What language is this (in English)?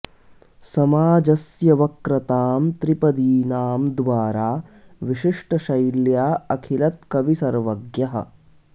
Sanskrit